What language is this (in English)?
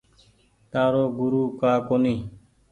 Goaria